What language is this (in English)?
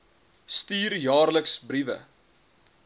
Afrikaans